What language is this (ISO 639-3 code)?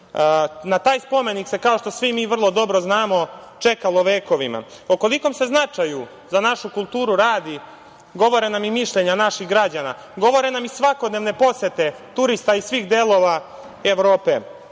srp